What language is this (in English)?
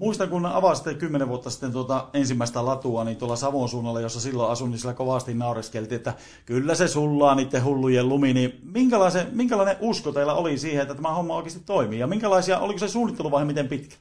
Finnish